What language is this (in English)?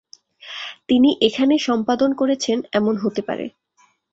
Bangla